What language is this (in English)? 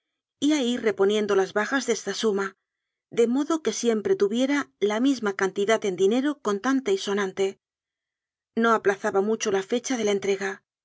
Spanish